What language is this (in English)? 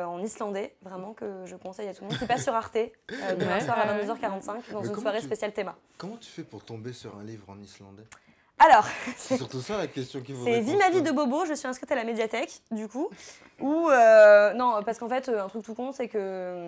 French